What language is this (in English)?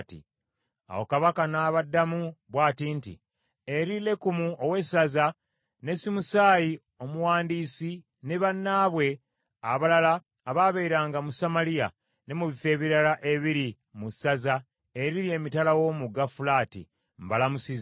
Ganda